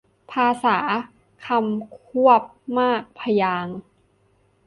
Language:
Thai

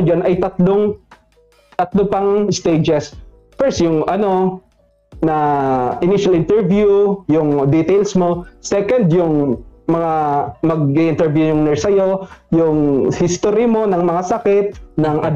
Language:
Filipino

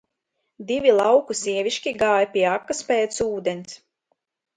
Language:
Latvian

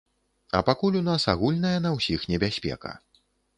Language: Belarusian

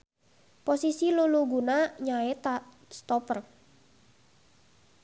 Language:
Sundanese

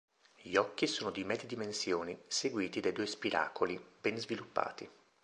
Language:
Italian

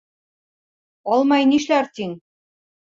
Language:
Bashkir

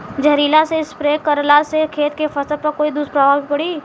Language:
Bhojpuri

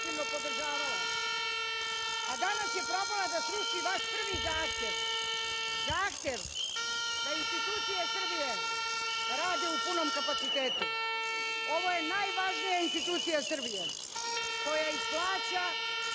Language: Serbian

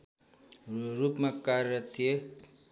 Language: Nepali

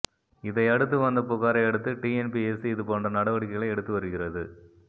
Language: Tamil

